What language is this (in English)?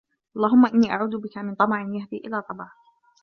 Arabic